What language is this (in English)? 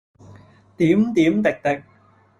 Cantonese